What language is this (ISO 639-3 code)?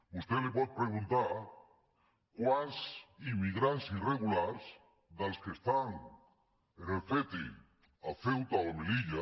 cat